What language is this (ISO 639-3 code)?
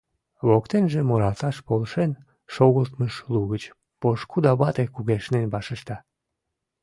chm